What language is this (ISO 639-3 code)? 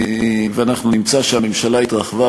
heb